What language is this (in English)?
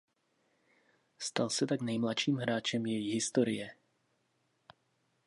Czech